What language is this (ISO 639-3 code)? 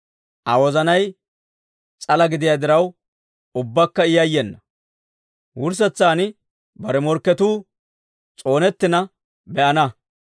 dwr